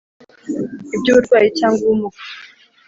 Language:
Kinyarwanda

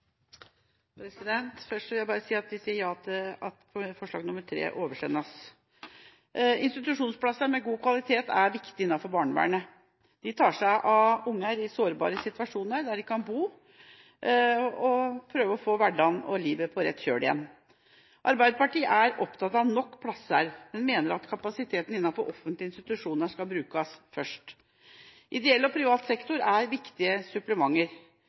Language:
Norwegian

